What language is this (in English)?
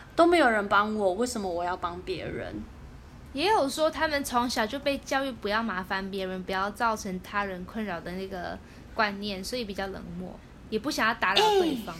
Chinese